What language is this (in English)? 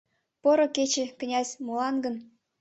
Mari